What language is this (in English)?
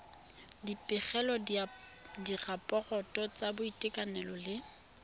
Tswana